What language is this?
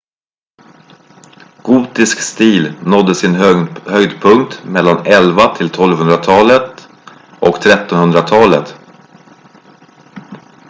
Swedish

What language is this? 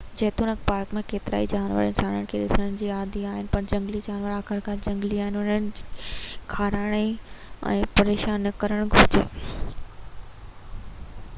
Sindhi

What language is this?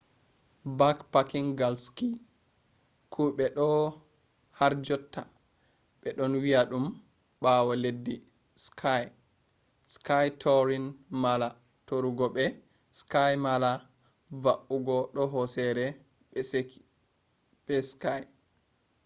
Fula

